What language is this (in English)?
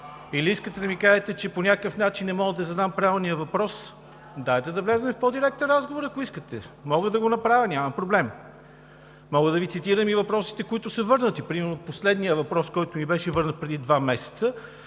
Bulgarian